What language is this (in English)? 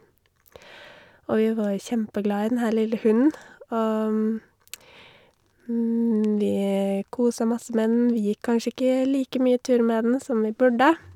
Norwegian